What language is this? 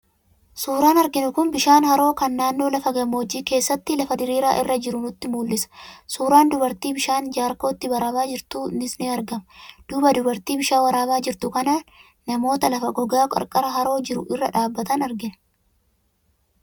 Oromo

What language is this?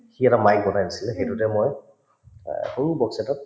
Assamese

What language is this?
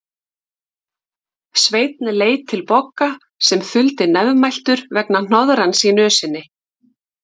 Icelandic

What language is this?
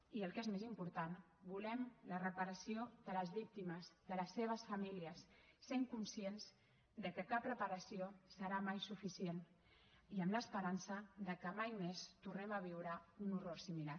Catalan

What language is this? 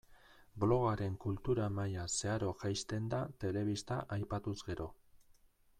Basque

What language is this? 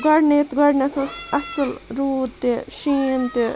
Kashmiri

